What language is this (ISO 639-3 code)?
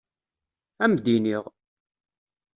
kab